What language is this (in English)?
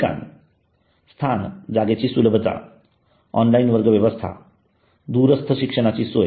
Marathi